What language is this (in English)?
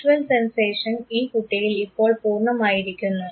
Malayalam